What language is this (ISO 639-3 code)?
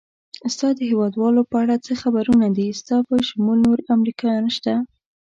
pus